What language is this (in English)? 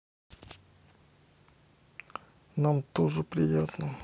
Russian